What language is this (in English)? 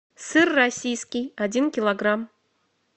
Russian